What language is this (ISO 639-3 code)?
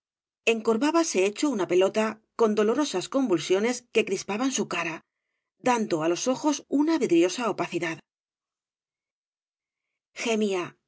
spa